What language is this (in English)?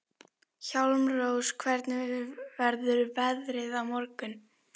Icelandic